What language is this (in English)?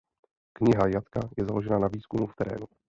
Czech